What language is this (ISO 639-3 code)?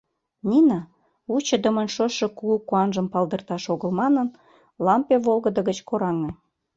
chm